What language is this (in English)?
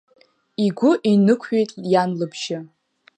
Abkhazian